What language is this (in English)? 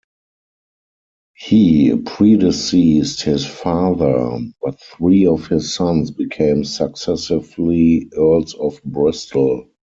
English